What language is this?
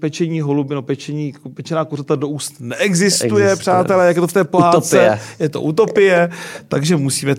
Czech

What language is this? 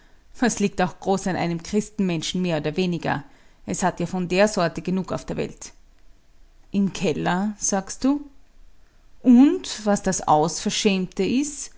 German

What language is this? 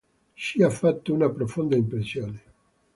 Italian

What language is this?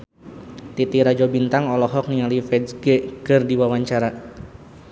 Sundanese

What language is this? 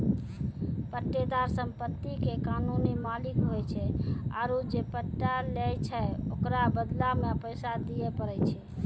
Maithili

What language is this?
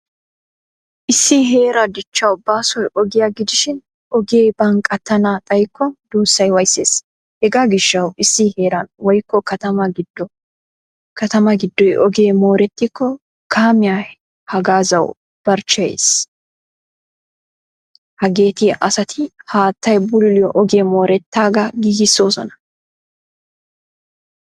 Wolaytta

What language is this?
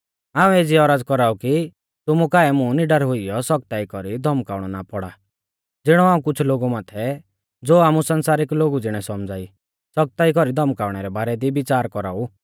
Mahasu Pahari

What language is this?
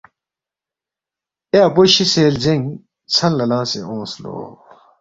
Balti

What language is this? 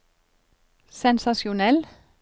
Norwegian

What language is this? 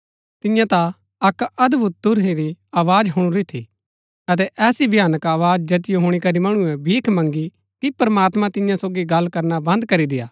Gaddi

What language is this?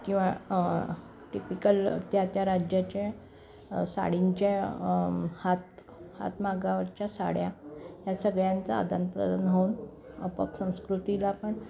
Marathi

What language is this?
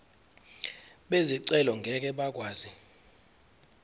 Zulu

